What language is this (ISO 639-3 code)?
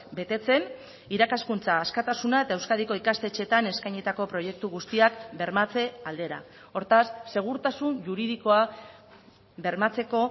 eus